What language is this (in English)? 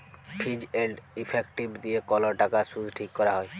Bangla